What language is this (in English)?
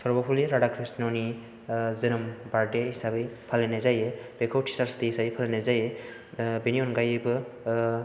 Bodo